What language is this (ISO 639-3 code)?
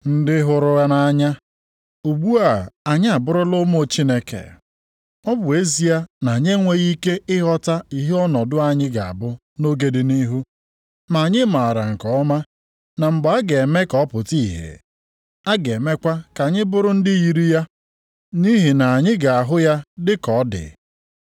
ibo